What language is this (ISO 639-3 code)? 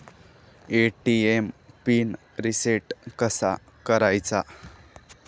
mar